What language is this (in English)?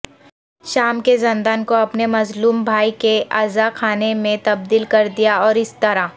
Urdu